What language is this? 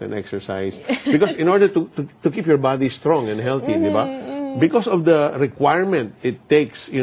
Filipino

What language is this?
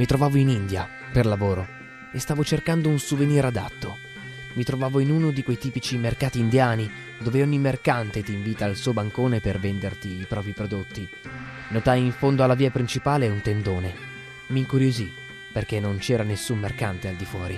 Italian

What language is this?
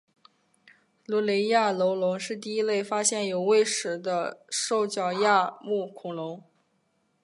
Chinese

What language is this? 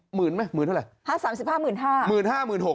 Thai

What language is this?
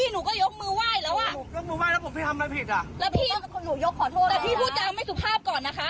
Thai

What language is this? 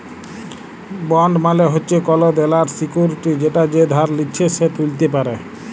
Bangla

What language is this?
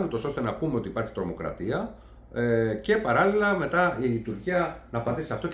Greek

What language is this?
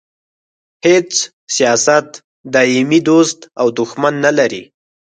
Pashto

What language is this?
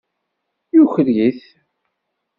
Kabyle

